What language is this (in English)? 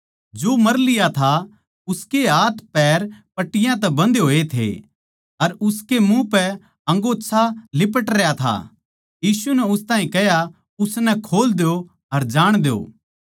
Haryanvi